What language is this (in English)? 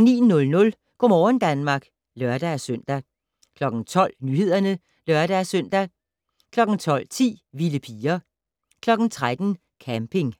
Danish